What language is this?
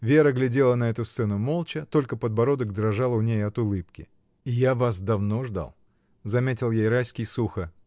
Russian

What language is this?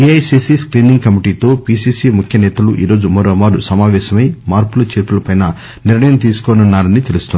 Telugu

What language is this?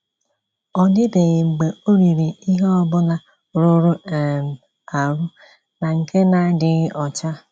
Igbo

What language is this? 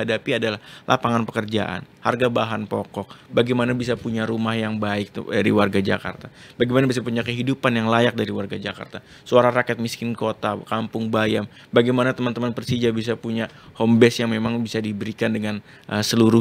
Indonesian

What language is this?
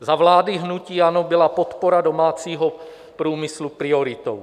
Czech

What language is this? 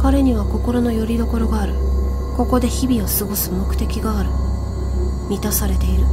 Japanese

